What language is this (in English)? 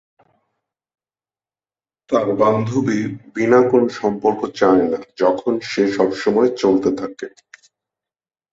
Bangla